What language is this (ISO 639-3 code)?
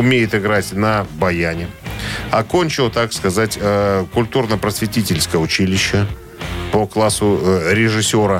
rus